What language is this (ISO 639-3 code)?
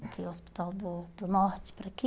por